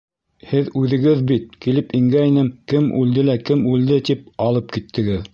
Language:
Bashkir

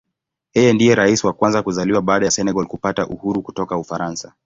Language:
Swahili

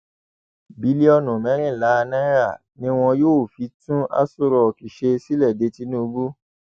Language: Yoruba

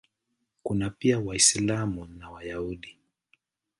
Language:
Swahili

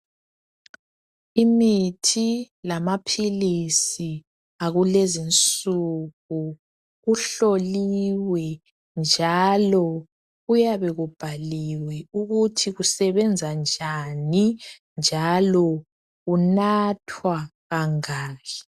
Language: North Ndebele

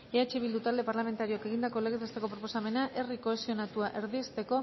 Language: Basque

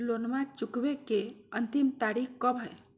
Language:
Magahi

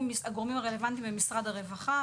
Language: Hebrew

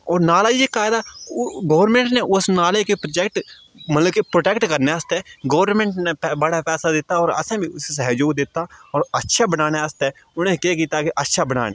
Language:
Dogri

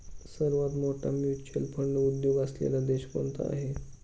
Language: Marathi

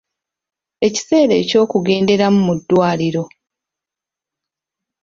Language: Ganda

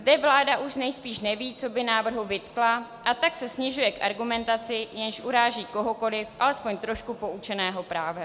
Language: Czech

